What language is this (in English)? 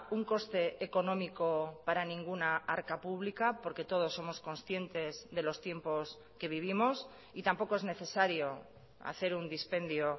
Spanish